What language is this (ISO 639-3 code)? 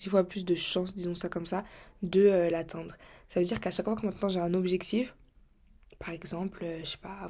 fra